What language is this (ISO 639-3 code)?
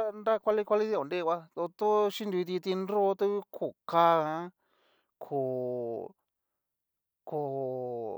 miu